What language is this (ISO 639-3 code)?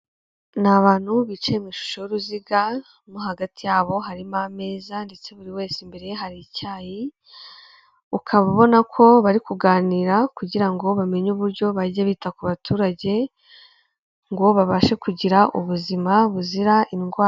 kin